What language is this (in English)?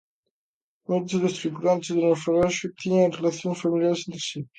Galician